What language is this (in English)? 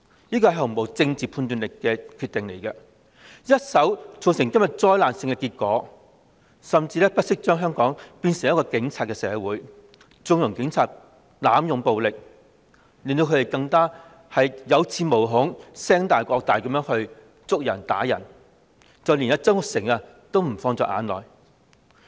Cantonese